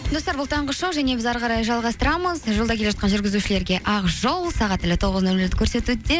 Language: Kazakh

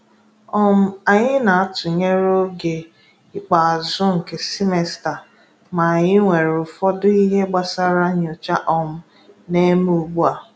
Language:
Igbo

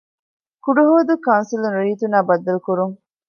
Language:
Divehi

